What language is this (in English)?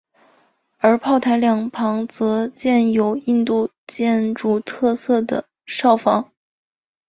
Chinese